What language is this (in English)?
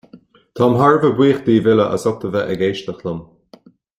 Irish